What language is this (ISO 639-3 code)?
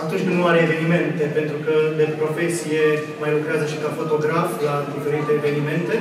ron